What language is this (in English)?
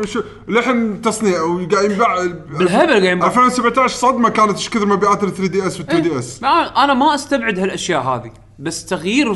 Arabic